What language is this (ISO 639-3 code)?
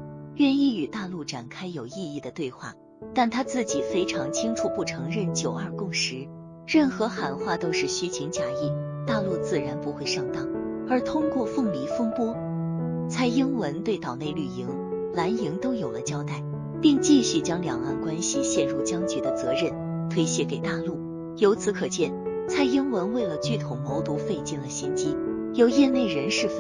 zho